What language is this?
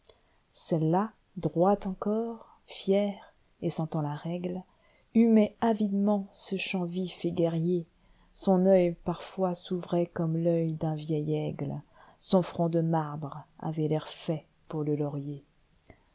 French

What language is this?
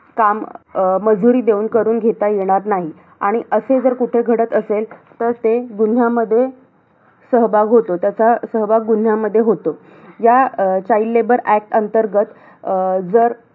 Marathi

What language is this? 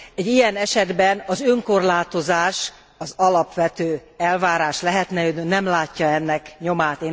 Hungarian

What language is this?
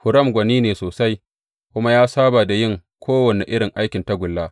Hausa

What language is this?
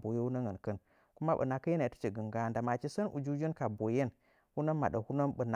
Nzanyi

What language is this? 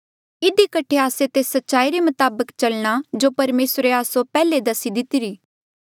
Mandeali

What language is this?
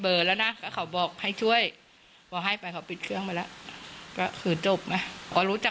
Thai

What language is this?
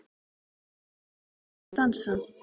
Icelandic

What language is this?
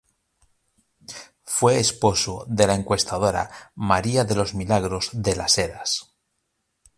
Spanish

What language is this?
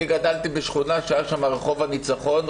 Hebrew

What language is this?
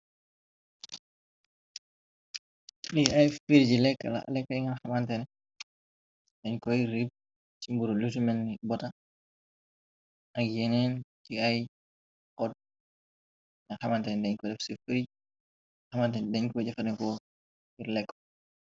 Wolof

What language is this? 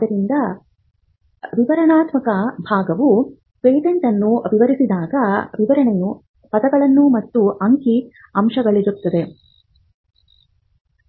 Kannada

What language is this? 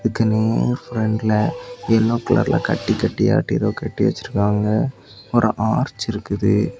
Tamil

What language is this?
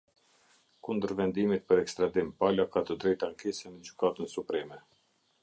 Albanian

